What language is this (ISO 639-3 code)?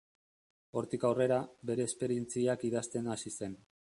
eus